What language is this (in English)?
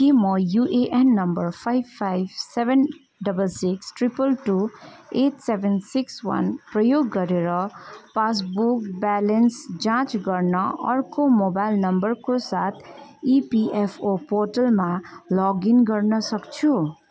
Nepali